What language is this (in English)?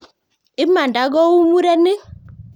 Kalenjin